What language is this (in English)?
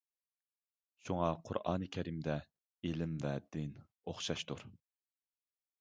Uyghur